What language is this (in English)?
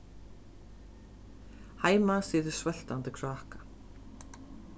Faroese